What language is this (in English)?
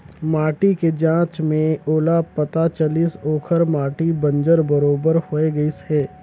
Chhattisgarhi